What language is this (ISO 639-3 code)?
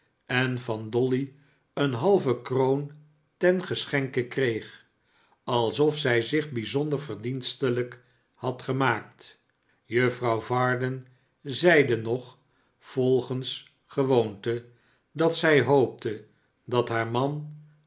nld